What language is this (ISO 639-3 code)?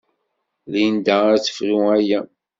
kab